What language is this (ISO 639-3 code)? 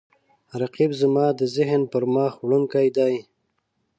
pus